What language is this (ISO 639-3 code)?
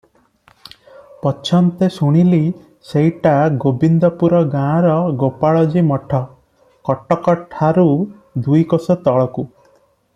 ori